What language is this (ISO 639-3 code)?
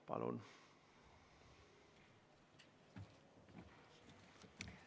est